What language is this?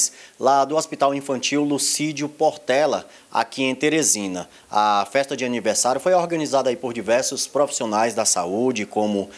Portuguese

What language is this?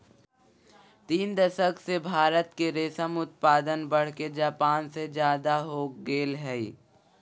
Magahi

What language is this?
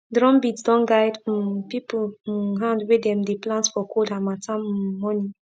Nigerian Pidgin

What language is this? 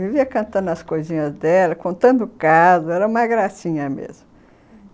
Portuguese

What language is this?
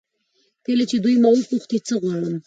Pashto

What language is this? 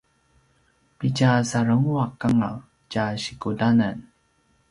Paiwan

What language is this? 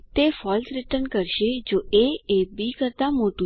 Gujarati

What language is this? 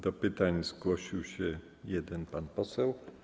Polish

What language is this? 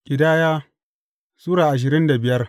Hausa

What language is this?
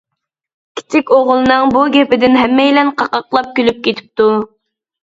Uyghur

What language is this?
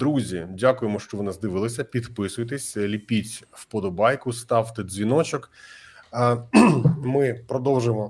Ukrainian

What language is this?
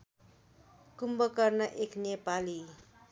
Nepali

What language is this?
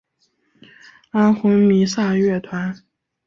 Chinese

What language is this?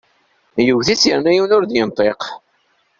Kabyle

